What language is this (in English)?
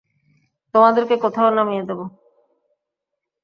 Bangla